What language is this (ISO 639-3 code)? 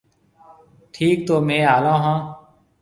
mve